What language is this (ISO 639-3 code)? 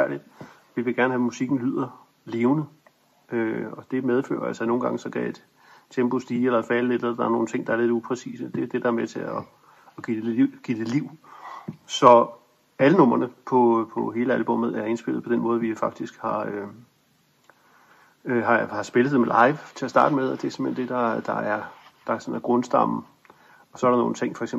dan